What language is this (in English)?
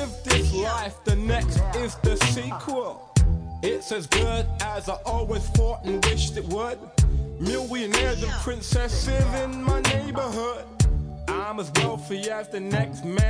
Chinese